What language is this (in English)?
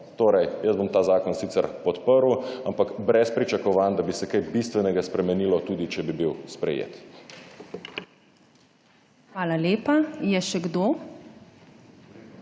Slovenian